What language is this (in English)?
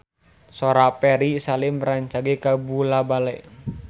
Sundanese